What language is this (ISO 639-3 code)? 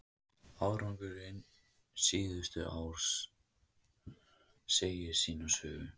isl